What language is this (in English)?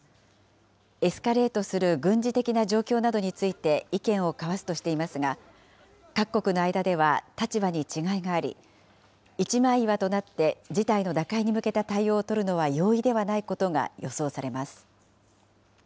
Japanese